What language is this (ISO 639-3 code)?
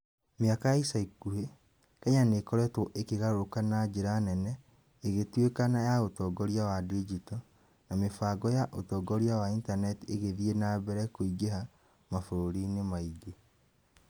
kik